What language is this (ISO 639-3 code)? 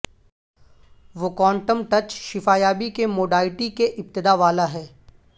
urd